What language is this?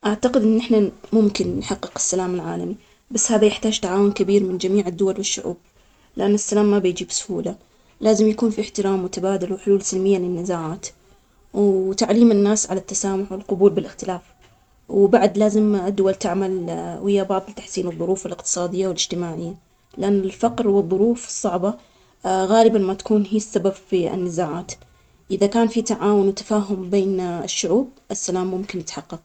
Omani Arabic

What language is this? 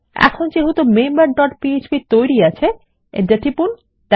Bangla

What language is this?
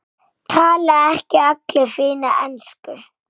Icelandic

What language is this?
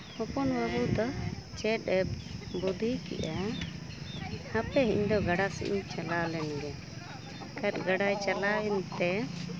Santali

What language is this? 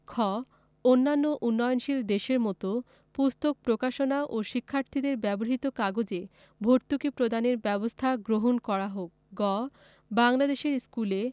Bangla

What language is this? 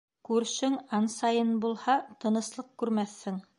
Bashkir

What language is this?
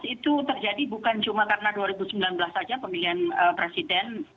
Indonesian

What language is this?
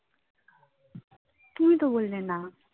Bangla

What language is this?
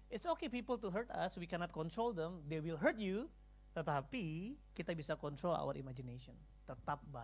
Indonesian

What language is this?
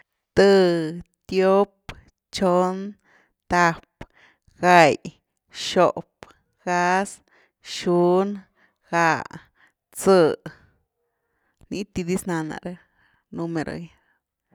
Güilá Zapotec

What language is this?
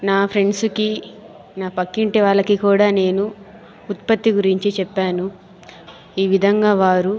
Telugu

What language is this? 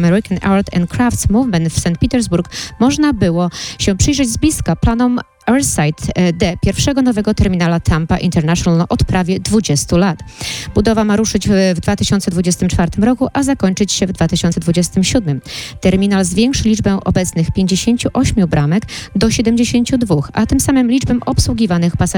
Polish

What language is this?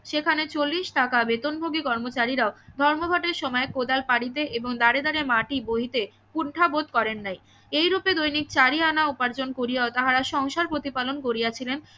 Bangla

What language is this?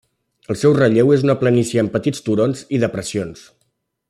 Catalan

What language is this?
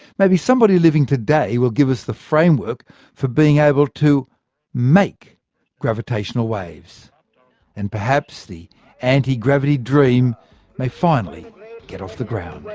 English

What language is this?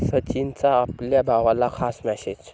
Marathi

